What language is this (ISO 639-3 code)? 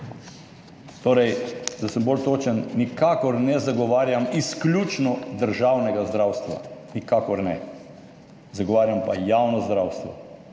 slv